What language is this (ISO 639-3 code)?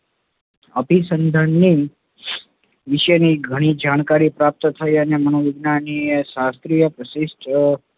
guj